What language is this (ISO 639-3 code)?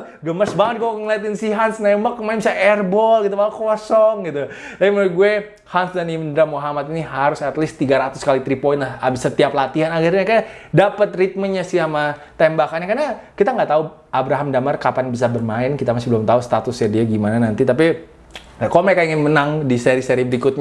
ind